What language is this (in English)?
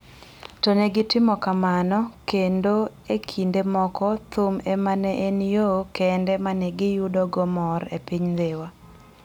Luo (Kenya and Tanzania)